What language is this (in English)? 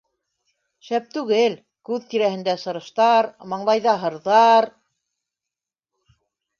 Bashkir